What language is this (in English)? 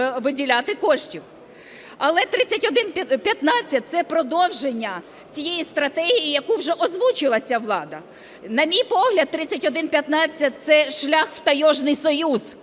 Ukrainian